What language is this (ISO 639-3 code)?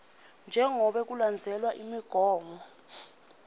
ssw